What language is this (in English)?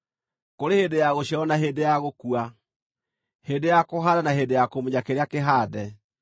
Kikuyu